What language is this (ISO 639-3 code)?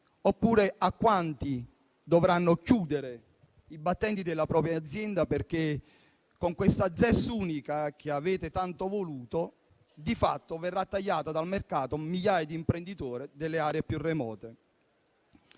ita